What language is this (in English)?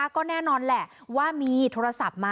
Thai